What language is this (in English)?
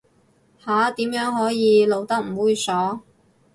Cantonese